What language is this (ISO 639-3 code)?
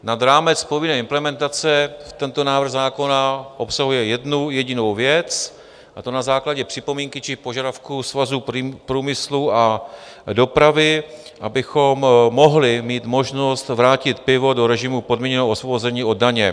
ces